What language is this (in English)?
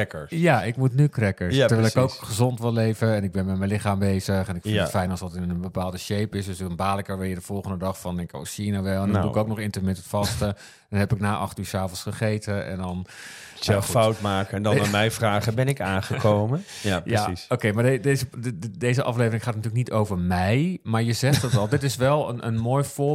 Dutch